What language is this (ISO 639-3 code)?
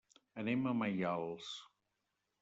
cat